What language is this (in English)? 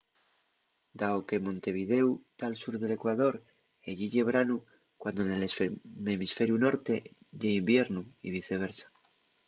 Asturian